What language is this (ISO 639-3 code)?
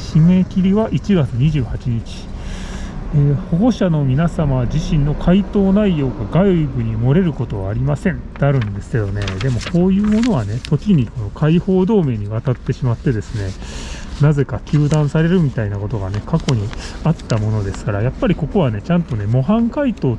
jpn